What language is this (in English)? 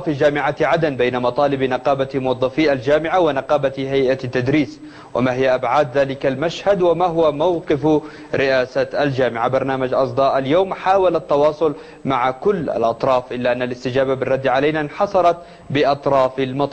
Arabic